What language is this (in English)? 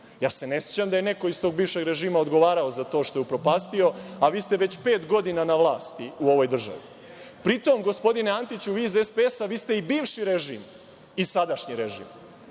Serbian